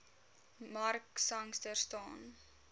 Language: Afrikaans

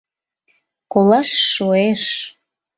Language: Mari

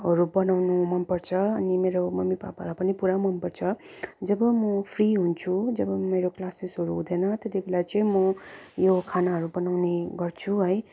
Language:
Nepali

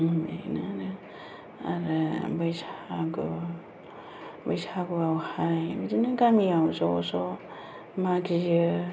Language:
Bodo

